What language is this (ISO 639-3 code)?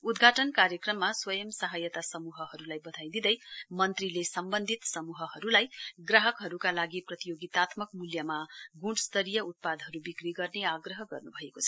nep